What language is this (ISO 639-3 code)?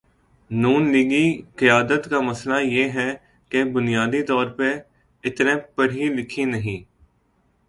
urd